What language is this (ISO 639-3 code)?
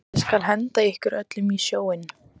isl